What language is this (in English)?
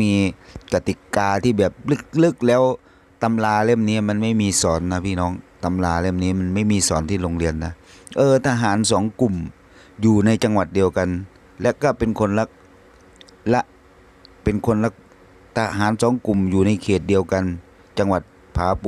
Thai